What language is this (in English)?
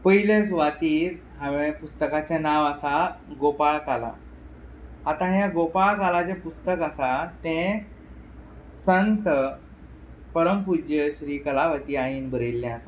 Konkani